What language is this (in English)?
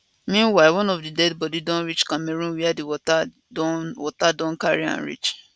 Nigerian Pidgin